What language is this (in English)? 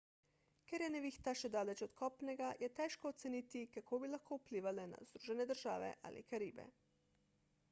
Slovenian